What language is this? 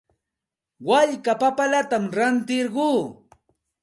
Santa Ana de Tusi Pasco Quechua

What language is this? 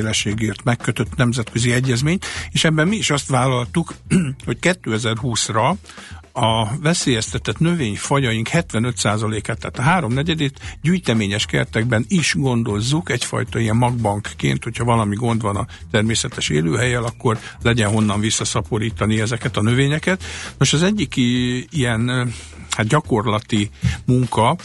Hungarian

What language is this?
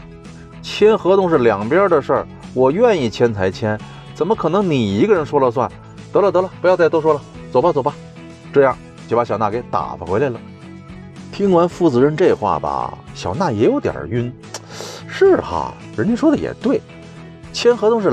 Chinese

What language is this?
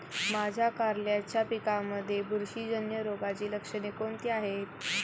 Marathi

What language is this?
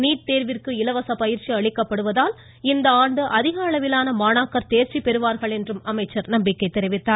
Tamil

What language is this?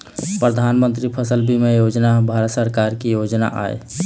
Chhattisgarhi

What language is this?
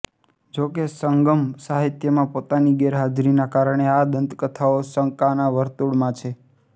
Gujarati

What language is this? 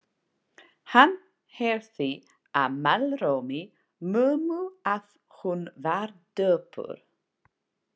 Icelandic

